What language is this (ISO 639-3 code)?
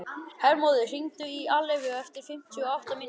isl